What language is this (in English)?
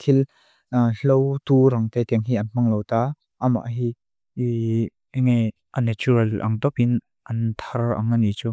Mizo